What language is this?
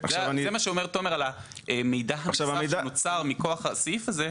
Hebrew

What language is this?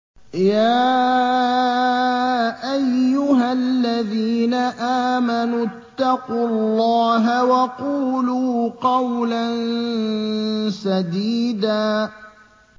Arabic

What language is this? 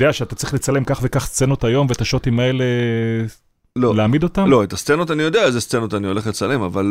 Hebrew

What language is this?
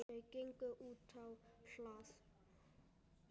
Icelandic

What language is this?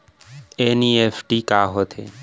Chhattisgarhi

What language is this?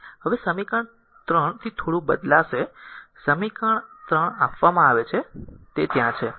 Gujarati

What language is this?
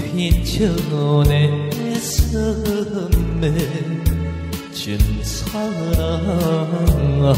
Korean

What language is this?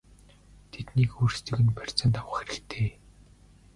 Mongolian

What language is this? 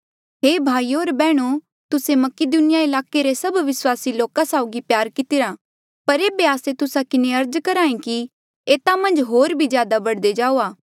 Mandeali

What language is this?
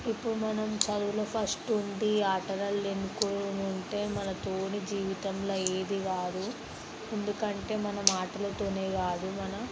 Telugu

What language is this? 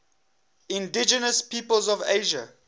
English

